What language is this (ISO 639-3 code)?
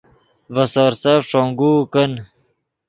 ydg